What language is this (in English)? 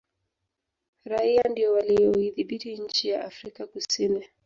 Swahili